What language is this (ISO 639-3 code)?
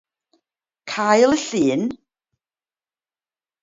cym